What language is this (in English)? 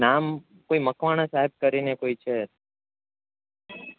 Gujarati